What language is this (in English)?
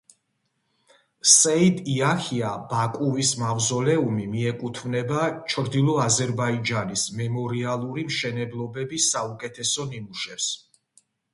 Georgian